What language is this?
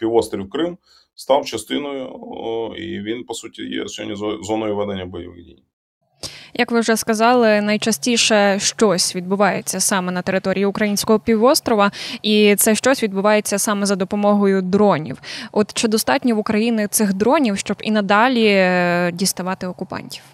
Ukrainian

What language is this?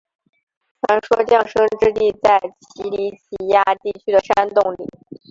Chinese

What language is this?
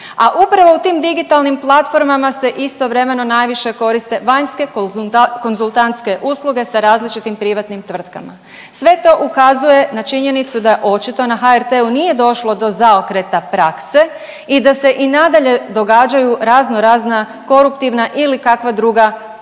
Croatian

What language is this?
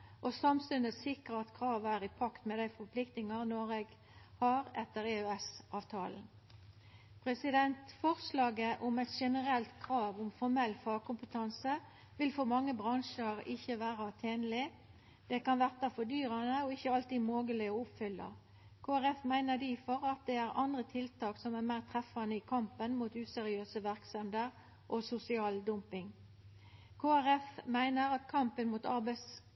Norwegian Nynorsk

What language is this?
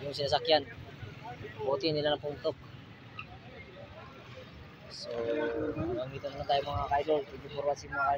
Indonesian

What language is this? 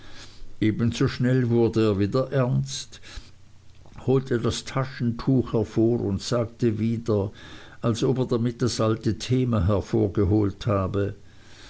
German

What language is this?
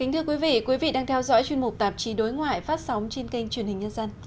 Vietnamese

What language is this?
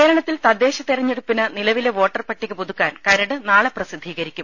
Malayalam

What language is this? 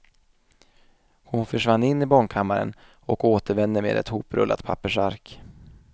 Swedish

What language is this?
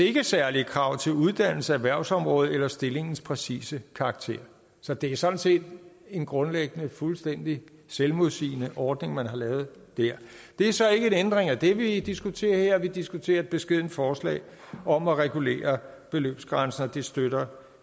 Danish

